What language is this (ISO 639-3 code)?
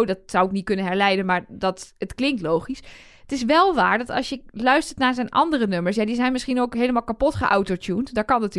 nld